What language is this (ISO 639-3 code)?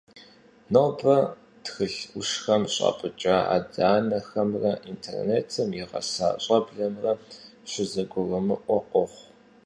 kbd